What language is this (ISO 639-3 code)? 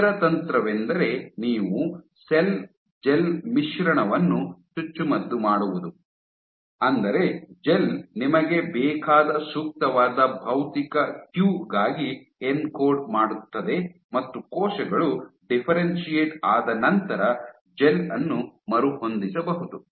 kan